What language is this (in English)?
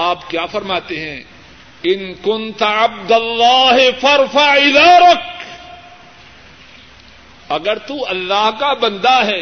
Urdu